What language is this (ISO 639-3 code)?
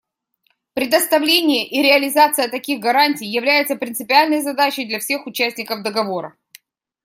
rus